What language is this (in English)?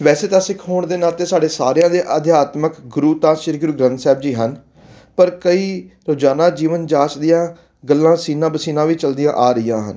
Punjabi